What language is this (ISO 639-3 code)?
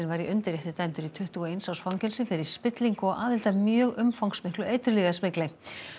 isl